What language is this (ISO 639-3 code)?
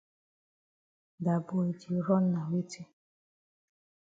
wes